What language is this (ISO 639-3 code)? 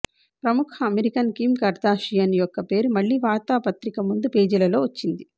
tel